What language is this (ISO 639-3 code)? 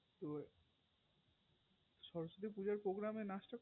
ben